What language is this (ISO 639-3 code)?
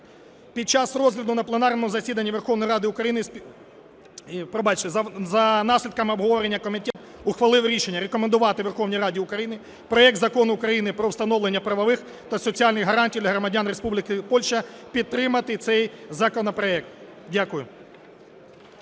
ukr